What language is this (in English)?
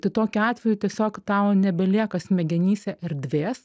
Lithuanian